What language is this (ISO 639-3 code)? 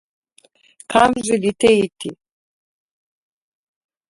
slv